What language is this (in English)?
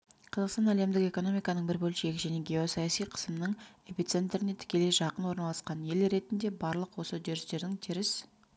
Kazakh